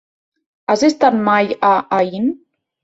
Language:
Catalan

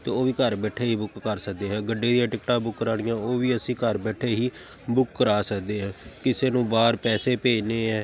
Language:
Punjabi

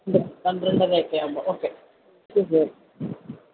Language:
Malayalam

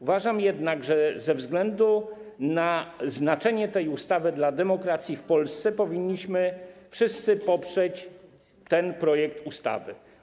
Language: Polish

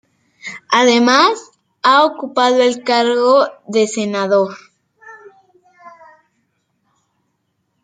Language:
Spanish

